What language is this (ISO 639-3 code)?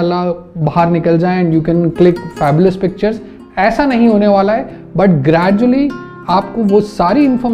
hin